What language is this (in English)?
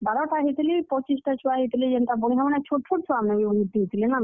Odia